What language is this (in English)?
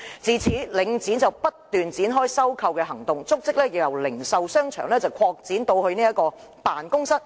Cantonese